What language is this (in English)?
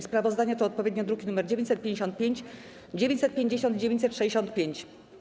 Polish